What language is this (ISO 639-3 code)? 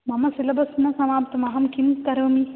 san